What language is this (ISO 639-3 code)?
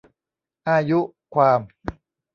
tha